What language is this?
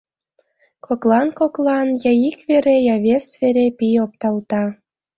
Mari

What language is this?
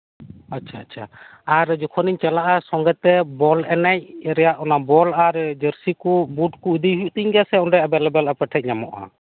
Santali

